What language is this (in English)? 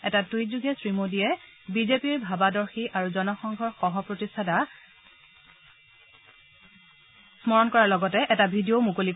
Assamese